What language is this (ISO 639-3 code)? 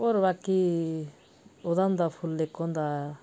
doi